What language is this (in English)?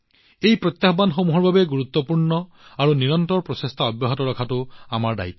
Assamese